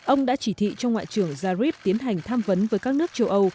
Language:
Vietnamese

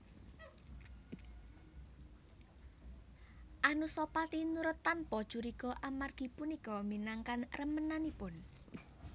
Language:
Javanese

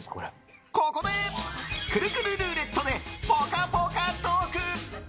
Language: Japanese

